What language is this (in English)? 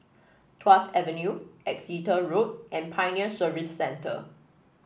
English